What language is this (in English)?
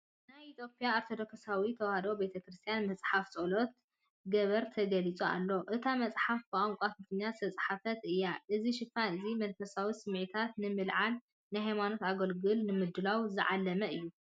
Tigrinya